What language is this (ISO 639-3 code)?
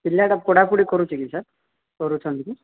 ori